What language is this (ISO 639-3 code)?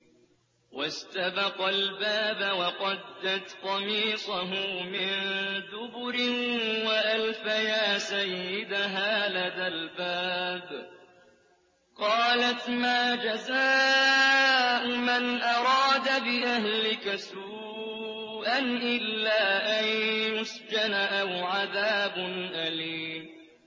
ara